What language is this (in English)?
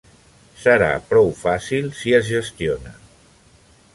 Catalan